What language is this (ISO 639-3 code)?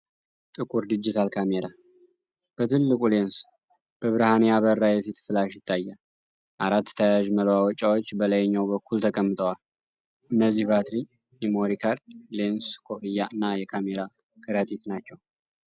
amh